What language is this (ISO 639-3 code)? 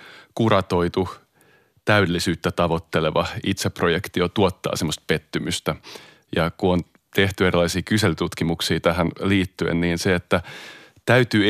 fin